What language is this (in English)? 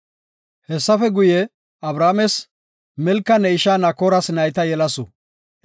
Gofa